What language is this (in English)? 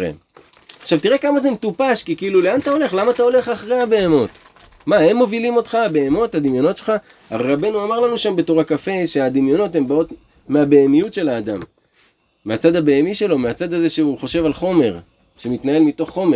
Hebrew